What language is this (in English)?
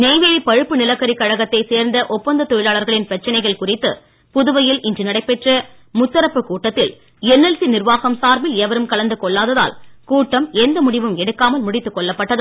Tamil